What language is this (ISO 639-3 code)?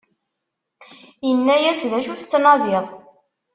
kab